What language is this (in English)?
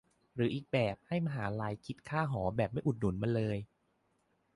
Thai